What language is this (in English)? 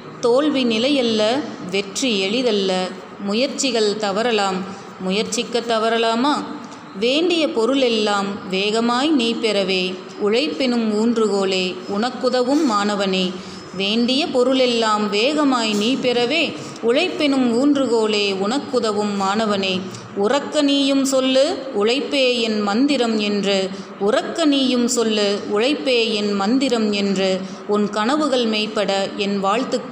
Tamil